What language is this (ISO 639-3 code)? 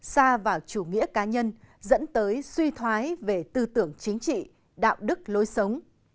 vie